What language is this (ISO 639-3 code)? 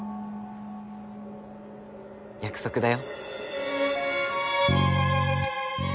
jpn